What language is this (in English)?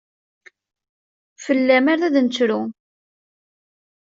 Kabyle